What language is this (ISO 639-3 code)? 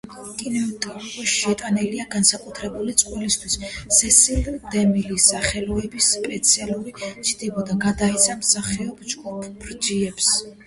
kat